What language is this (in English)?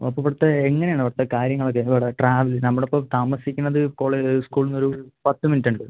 Malayalam